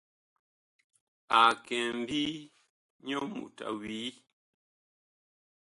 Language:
Bakoko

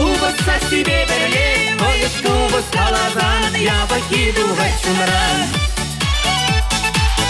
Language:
Russian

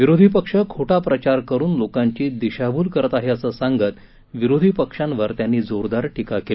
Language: Marathi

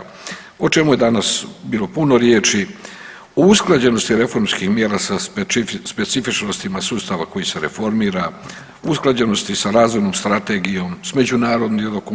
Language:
Croatian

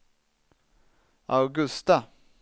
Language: Swedish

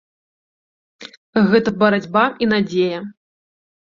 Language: Belarusian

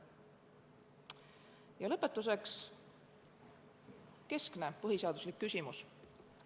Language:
Estonian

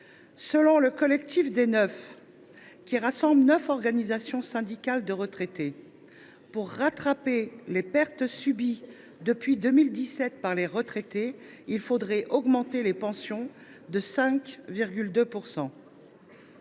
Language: French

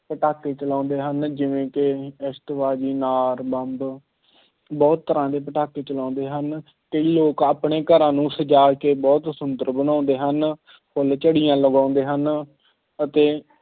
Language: Punjabi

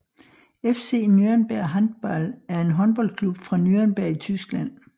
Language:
Danish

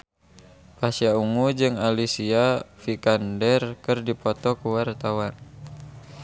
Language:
Sundanese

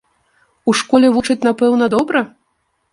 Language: Belarusian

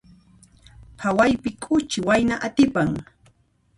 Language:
Puno Quechua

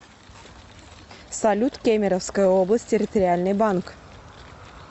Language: Russian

